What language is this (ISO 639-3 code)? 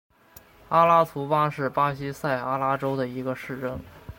zho